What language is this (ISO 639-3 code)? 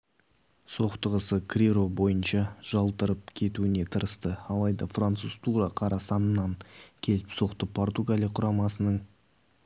kaz